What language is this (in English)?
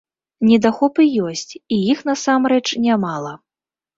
Belarusian